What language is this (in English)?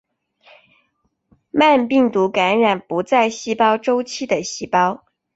Chinese